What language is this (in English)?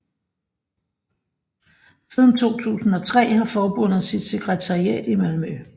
Danish